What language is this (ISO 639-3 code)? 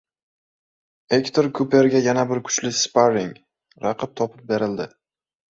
uzb